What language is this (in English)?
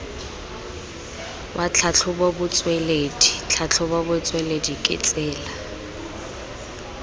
Tswana